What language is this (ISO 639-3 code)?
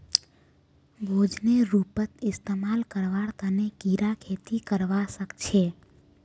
mag